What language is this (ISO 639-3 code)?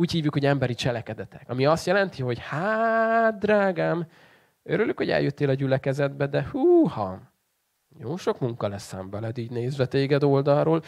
hun